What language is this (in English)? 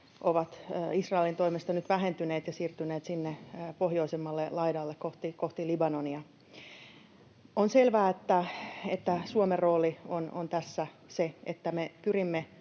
Finnish